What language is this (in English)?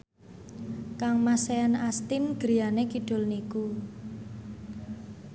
Javanese